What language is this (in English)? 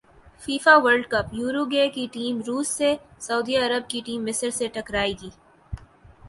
Urdu